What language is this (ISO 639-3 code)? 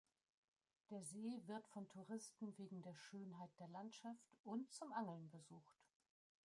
deu